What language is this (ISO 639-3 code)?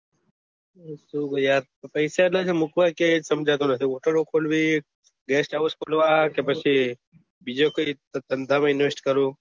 guj